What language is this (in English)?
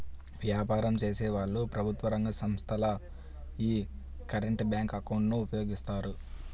Telugu